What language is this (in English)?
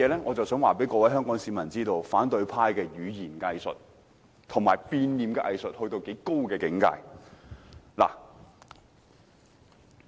Cantonese